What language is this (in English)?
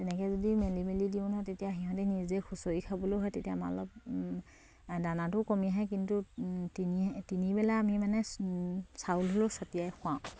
Assamese